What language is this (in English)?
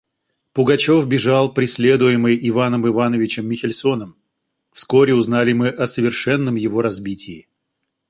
Russian